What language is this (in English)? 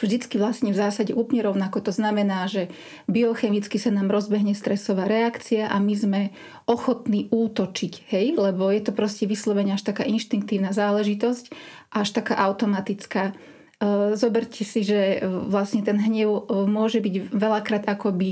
Slovak